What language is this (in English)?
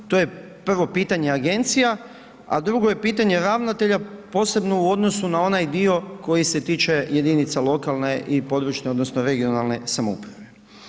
Croatian